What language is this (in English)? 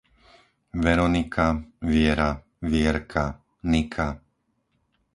Slovak